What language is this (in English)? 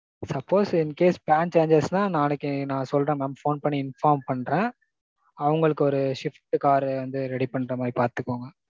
Tamil